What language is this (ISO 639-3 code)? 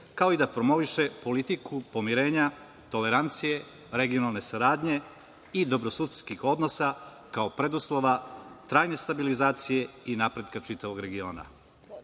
srp